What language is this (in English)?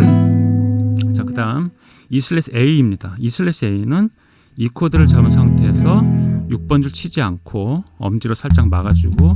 Korean